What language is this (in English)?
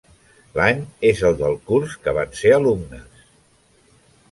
Catalan